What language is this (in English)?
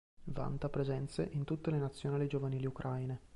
Italian